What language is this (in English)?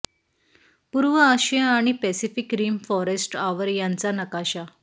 Marathi